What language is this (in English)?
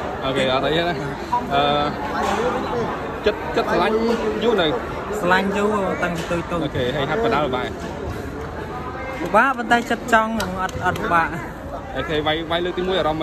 Vietnamese